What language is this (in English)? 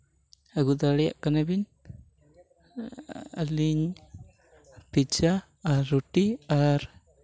Santali